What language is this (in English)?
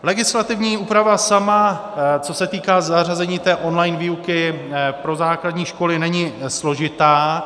Czech